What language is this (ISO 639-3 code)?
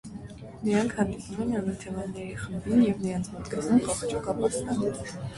hye